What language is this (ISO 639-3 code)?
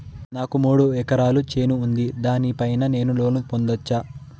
tel